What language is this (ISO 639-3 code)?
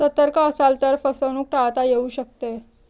mar